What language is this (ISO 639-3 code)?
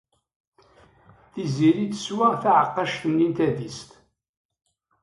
kab